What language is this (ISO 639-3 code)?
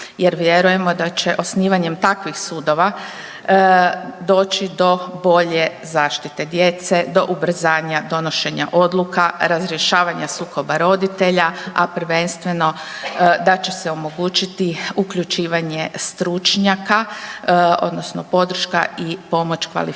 hrv